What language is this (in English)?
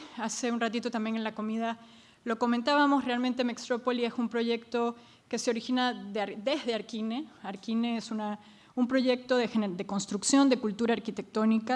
Spanish